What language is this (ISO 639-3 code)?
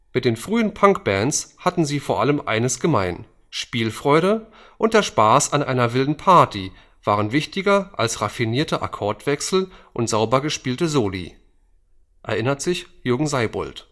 deu